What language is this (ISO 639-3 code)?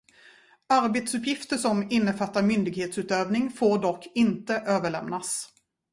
swe